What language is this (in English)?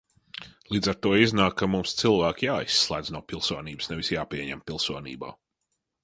Latvian